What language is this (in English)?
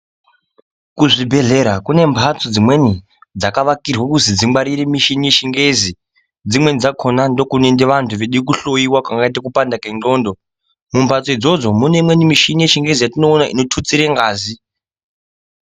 Ndau